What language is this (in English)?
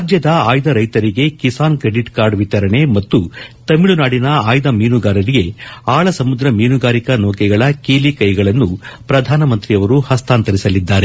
Kannada